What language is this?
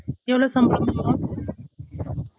Tamil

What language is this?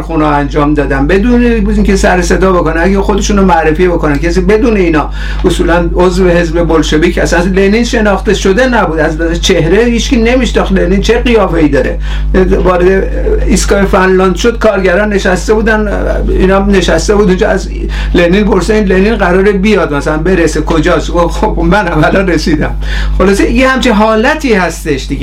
Persian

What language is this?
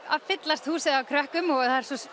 Icelandic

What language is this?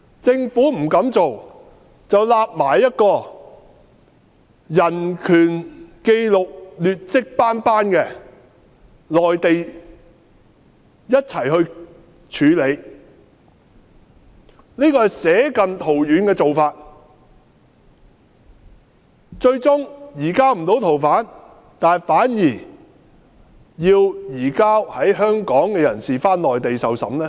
Cantonese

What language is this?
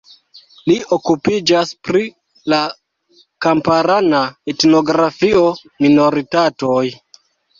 Esperanto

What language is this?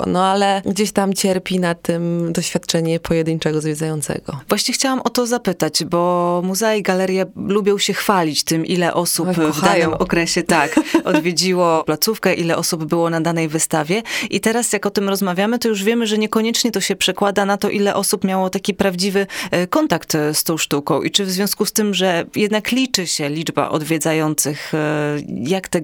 Polish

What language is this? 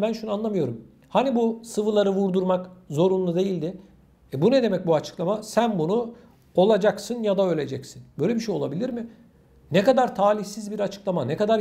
Turkish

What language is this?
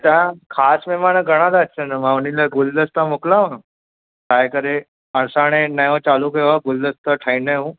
Sindhi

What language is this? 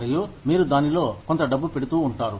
Telugu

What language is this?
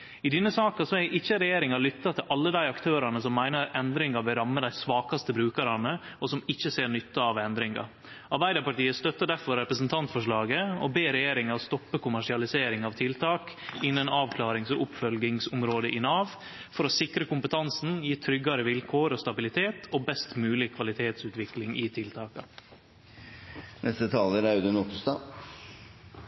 Norwegian Nynorsk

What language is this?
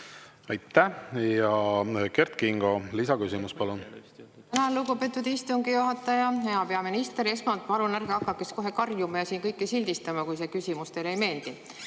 Estonian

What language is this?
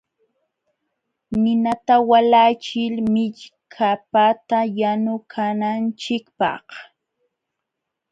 Jauja Wanca Quechua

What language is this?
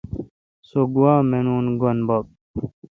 Kalkoti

